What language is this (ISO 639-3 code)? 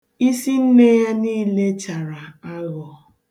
ibo